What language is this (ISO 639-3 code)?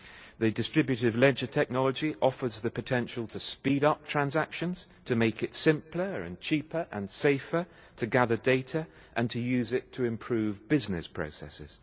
eng